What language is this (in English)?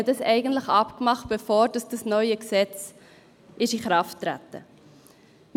Swiss German